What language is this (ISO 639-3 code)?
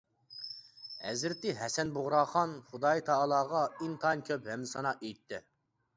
uig